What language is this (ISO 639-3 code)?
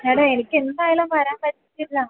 mal